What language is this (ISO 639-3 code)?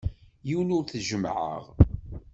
kab